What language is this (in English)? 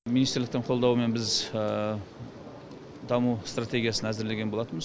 Kazakh